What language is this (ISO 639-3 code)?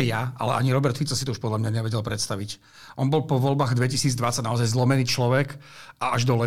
ces